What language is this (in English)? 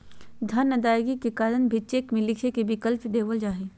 Magahi